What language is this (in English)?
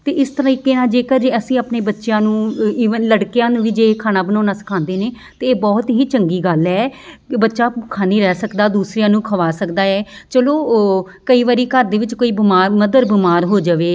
Punjabi